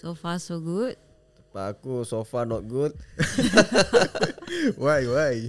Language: Malay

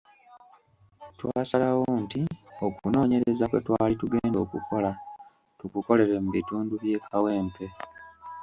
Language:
Ganda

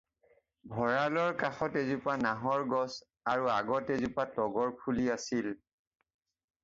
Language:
Assamese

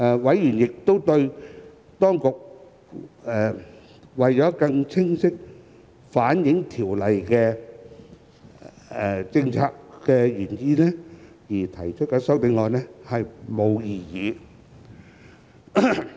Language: Cantonese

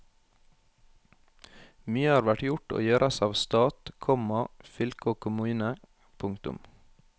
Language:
Norwegian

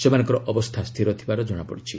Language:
Odia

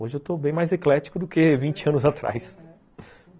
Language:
Portuguese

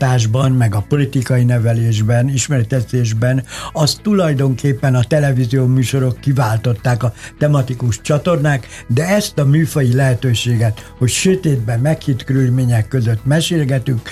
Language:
Hungarian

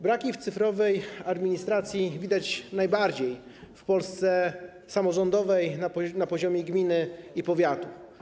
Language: Polish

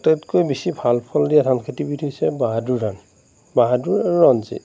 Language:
Assamese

